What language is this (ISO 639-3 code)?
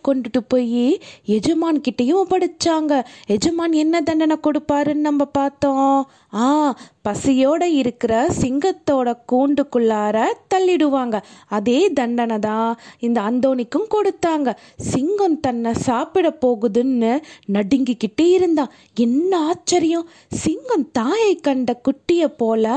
tam